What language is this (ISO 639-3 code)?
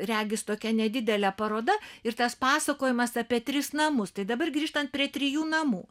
lit